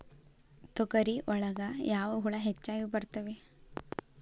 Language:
Kannada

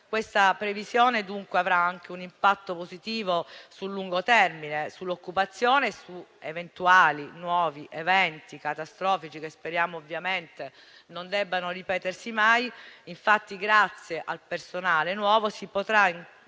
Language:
Italian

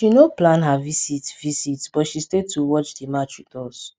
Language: Nigerian Pidgin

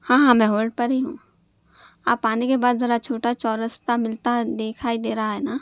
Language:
Urdu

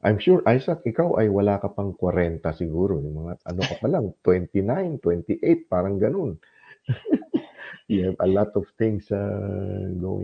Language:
Filipino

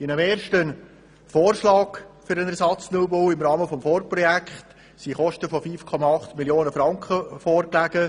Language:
Swiss German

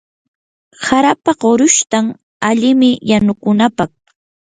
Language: Yanahuanca Pasco Quechua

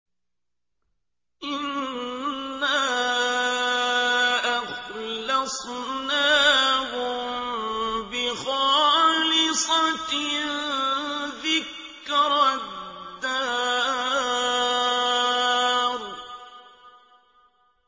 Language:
Arabic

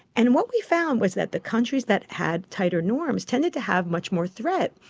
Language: English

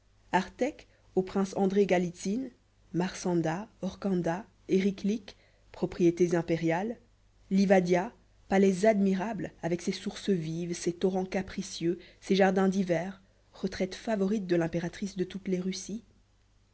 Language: French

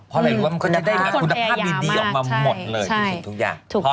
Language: Thai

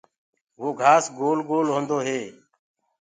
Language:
Gurgula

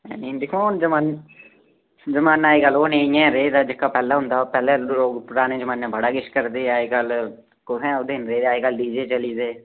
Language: Dogri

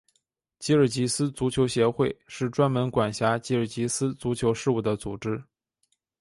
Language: Chinese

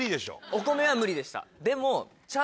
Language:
Japanese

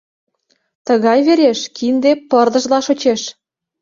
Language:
Mari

